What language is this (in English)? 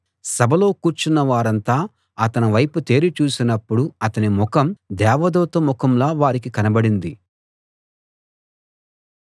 Telugu